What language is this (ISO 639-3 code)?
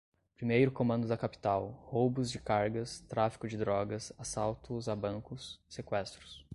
por